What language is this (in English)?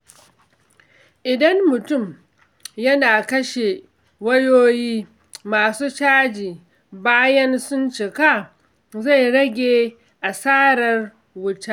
Hausa